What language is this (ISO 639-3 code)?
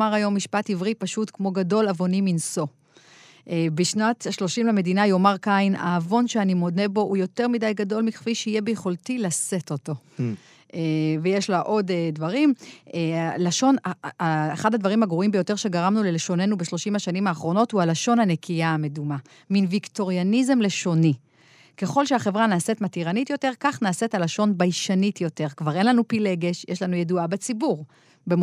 heb